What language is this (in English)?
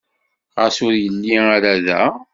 Kabyle